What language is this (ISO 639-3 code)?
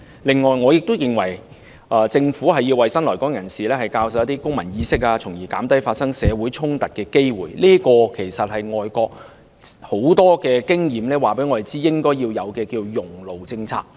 yue